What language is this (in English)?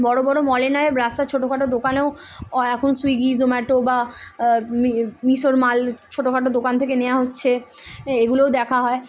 Bangla